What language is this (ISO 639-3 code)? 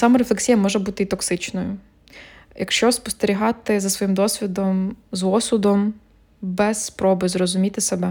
ukr